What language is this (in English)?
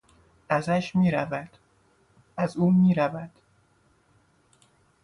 Persian